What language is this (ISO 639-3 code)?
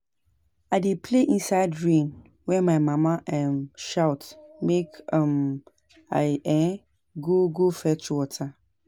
pcm